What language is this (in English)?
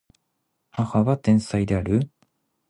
Japanese